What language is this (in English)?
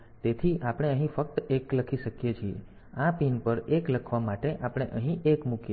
Gujarati